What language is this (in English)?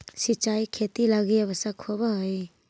Magahi